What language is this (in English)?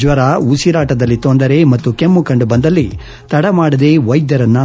Kannada